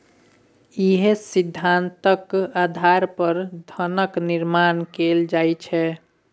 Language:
Maithili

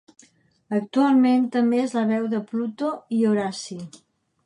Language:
Catalan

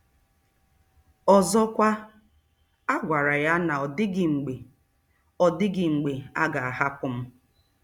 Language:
Igbo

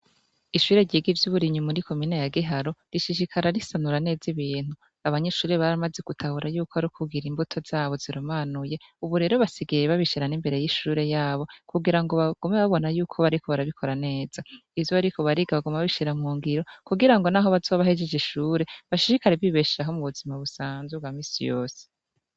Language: Rundi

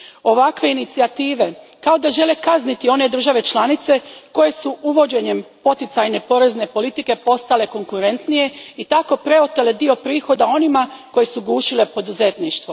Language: Croatian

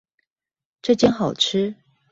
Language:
Chinese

